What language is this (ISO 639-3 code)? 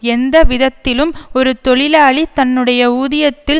tam